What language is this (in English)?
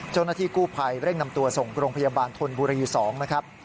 Thai